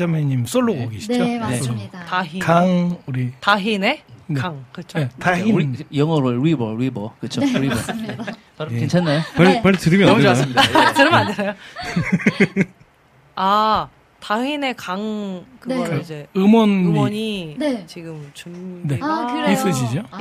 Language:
Korean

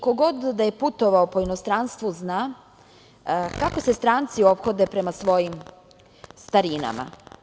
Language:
Serbian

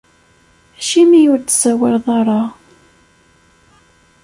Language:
Kabyle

